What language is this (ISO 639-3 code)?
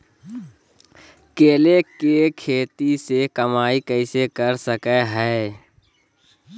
mag